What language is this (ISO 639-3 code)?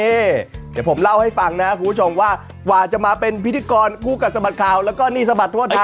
tha